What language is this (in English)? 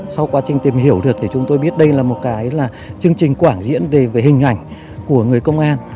Vietnamese